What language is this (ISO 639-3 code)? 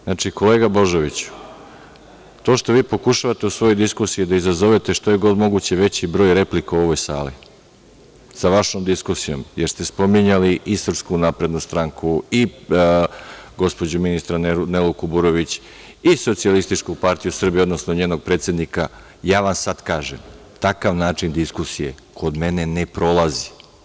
srp